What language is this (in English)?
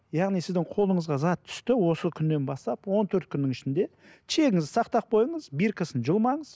Kazakh